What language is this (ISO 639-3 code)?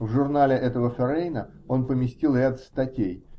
rus